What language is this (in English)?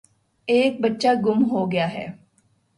Urdu